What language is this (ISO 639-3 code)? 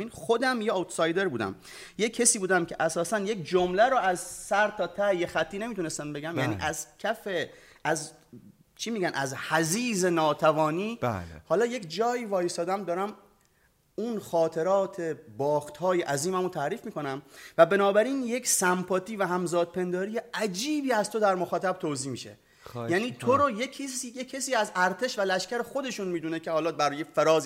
fas